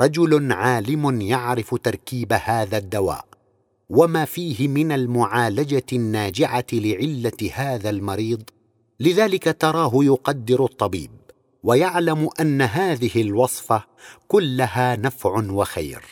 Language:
Arabic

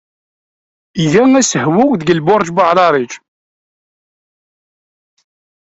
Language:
Kabyle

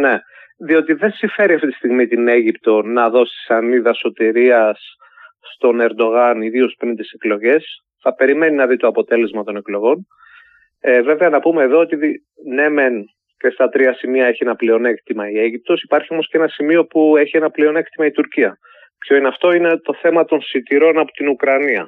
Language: Greek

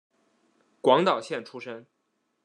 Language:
Chinese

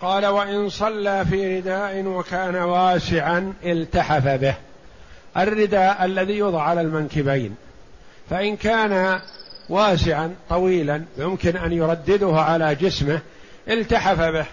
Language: Arabic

